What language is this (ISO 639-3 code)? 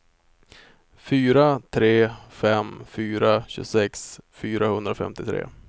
swe